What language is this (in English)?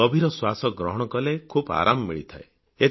Odia